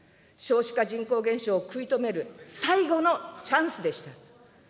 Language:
Japanese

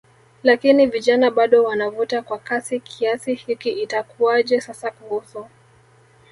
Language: Swahili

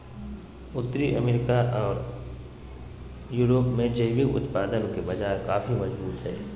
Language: Magahi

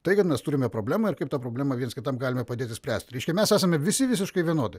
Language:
Lithuanian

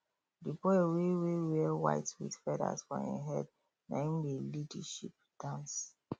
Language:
Nigerian Pidgin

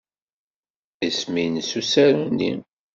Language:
Kabyle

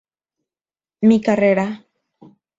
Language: Spanish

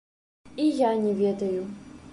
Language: Belarusian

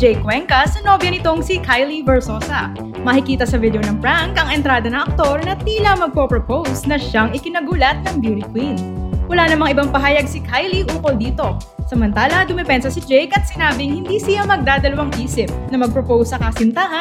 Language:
Filipino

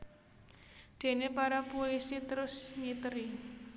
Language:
Javanese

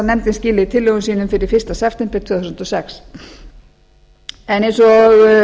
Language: Icelandic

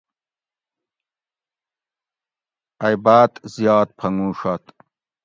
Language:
Gawri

